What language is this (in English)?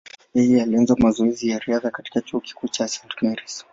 Swahili